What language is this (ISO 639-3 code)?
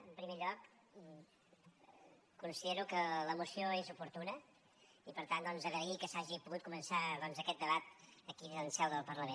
cat